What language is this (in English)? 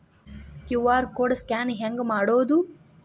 Kannada